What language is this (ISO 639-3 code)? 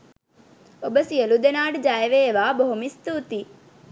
sin